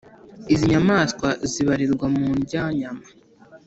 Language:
Kinyarwanda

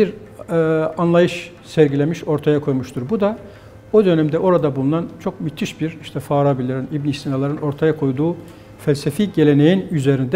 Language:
Turkish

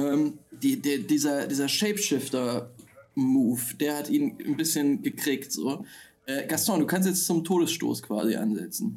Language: German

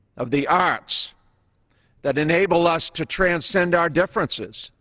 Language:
English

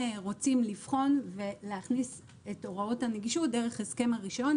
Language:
Hebrew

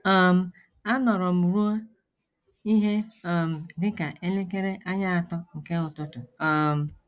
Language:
Igbo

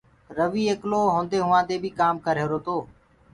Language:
Gurgula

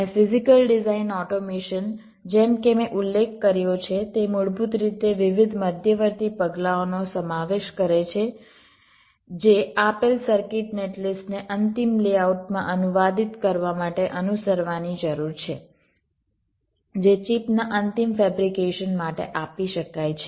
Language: Gujarati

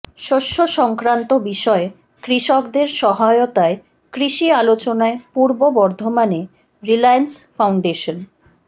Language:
Bangla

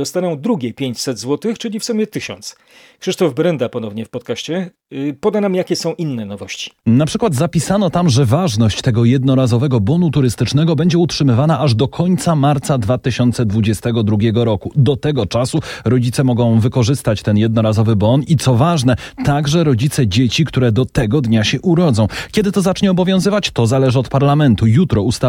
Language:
Polish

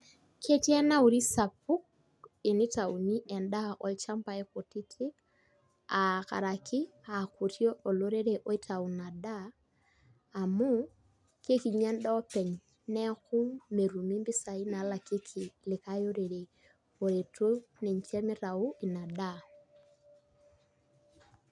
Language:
Masai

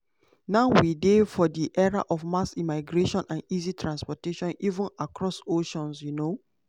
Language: Nigerian Pidgin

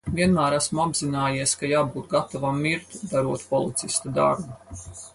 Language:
Latvian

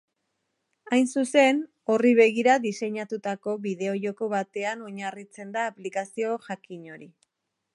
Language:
Basque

